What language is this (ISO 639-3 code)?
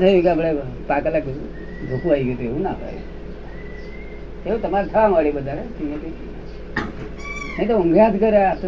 guj